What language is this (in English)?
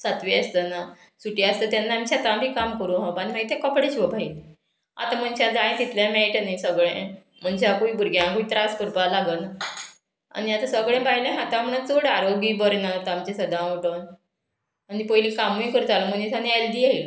Konkani